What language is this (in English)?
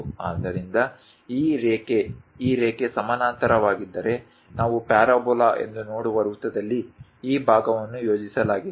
Kannada